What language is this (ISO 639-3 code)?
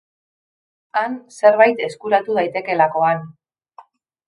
eus